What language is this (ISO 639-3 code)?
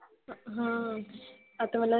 mar